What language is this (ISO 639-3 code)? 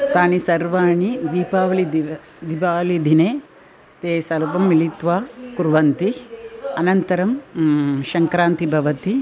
san